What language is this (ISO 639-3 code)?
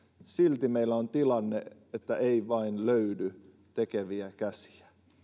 fin